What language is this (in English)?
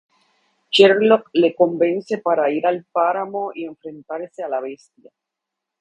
Spanish